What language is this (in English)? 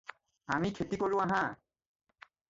Assamese